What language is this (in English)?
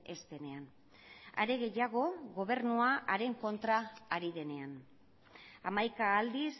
Basque